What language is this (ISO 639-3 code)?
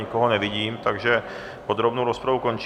ces